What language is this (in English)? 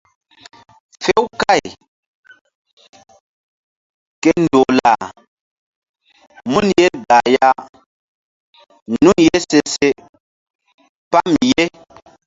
Mbum